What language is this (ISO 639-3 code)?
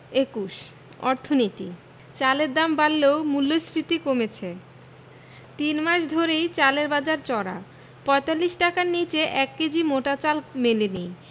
ben